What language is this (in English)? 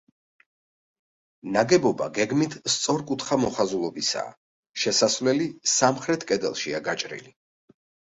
Georgian